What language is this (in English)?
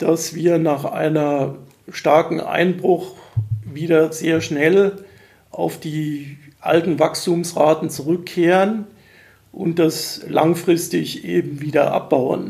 German